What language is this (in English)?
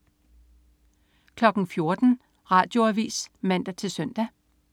Danish